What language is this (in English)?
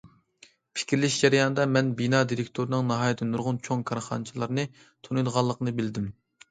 Uyghur